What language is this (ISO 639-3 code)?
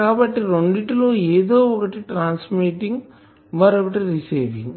tel